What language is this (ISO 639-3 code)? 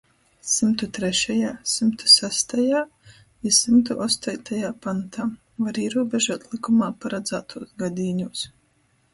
ltg